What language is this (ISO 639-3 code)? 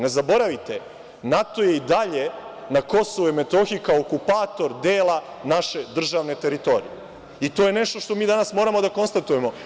srp